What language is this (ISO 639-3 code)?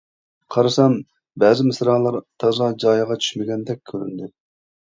uig